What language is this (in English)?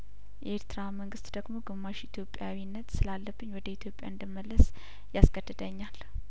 Amharic